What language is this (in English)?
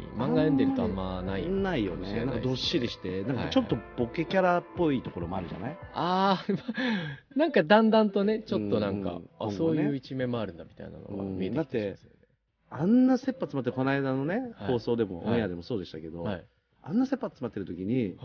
Japanese